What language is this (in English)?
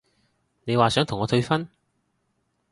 Cantonese